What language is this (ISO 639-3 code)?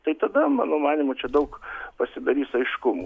lit